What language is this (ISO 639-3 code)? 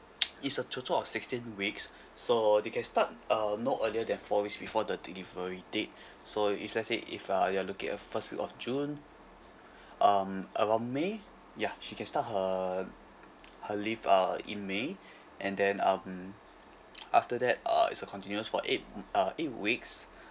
eng